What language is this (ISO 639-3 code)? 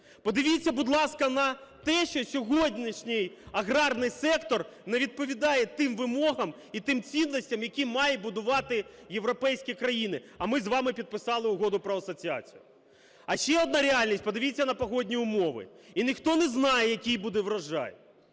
ukr